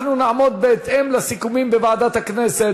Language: Hebrew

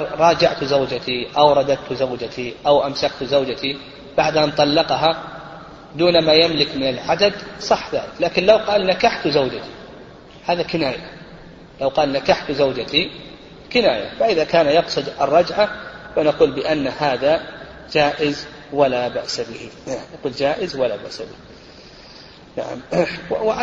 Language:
Arabic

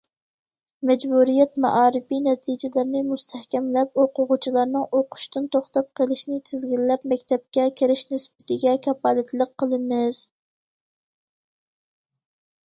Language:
Uyghur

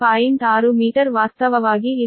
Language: Kannada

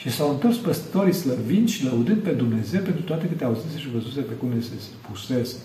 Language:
Romanian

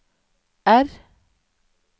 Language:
Norwegian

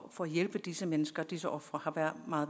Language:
Danish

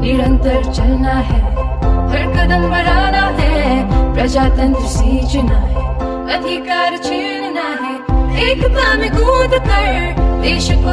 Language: Malayalam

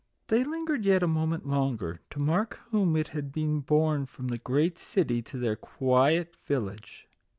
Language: English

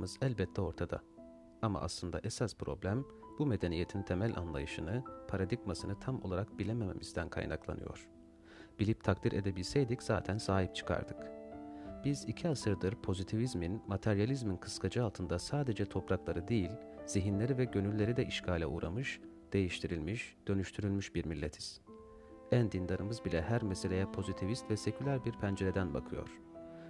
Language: Turkish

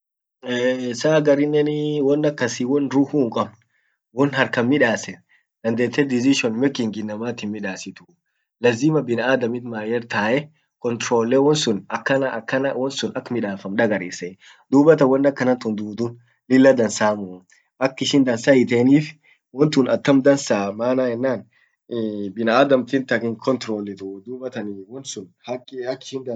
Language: Orma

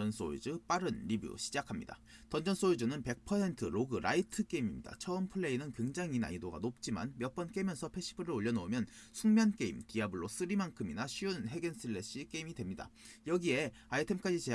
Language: Korean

